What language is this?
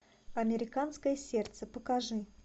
Russian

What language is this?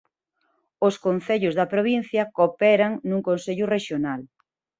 Galician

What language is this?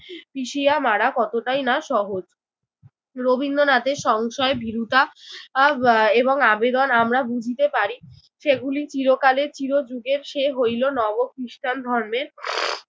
Bangla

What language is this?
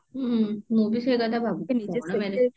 Odia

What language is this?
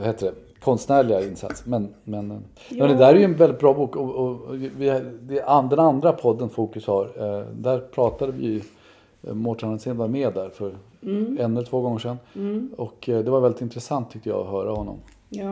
Swedish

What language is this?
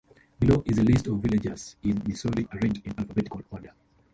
English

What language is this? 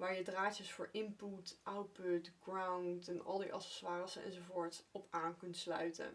Dutch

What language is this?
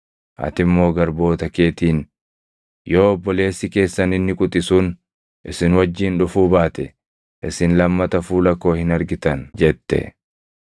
Oromo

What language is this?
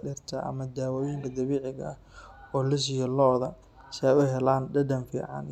Somali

